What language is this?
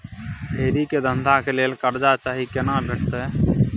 Maithili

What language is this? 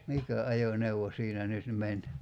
Finnish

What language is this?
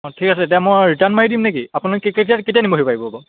Assamese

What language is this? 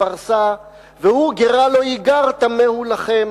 Hebrew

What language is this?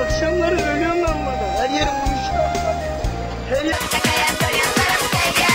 Turkish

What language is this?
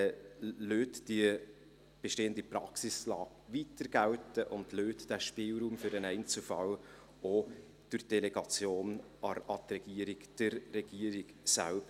Swiss German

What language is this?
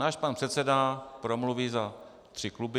Czech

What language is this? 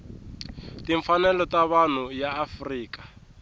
Tsonga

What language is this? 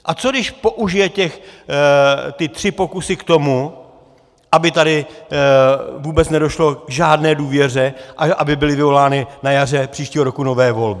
Czech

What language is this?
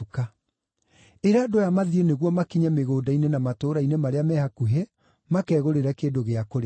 Kikuyu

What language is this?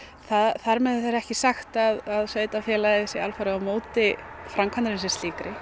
Icelandic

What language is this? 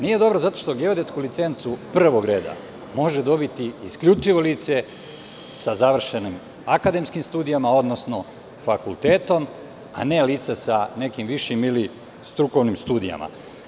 Serbian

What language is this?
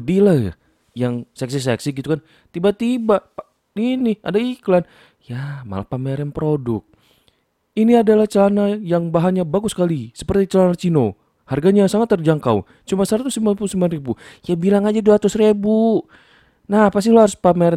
Indonesian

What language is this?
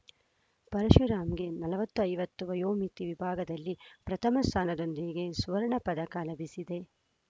Kannada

